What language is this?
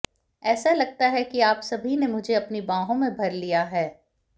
Hindi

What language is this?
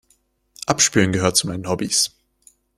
German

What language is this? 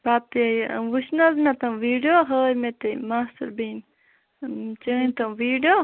Kashmiri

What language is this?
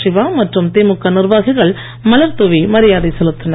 Tamil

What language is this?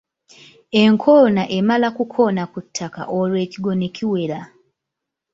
Ganda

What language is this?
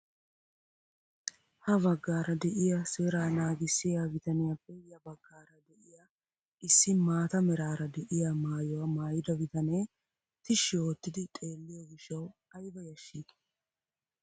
Wolaytta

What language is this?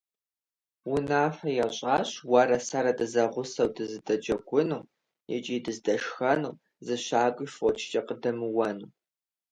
Kabardian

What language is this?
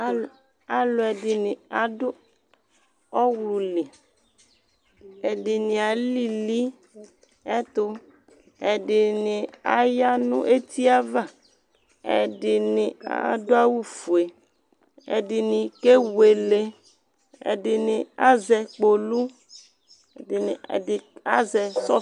Ikposo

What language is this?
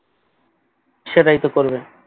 Bangla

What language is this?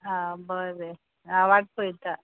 Konkani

